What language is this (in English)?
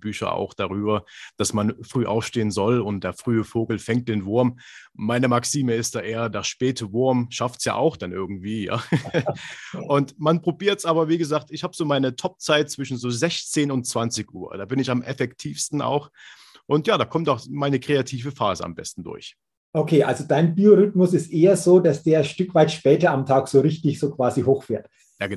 German